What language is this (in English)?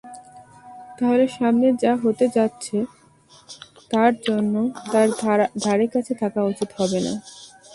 Bangla